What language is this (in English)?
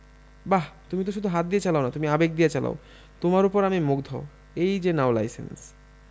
Bangla